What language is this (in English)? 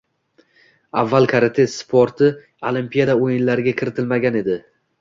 Uzbek